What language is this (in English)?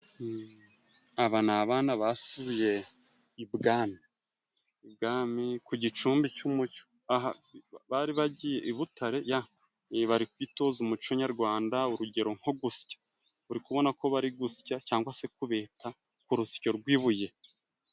Kinyarwanda